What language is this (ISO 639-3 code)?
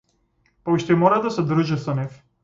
mkd